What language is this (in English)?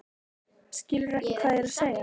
Icelandic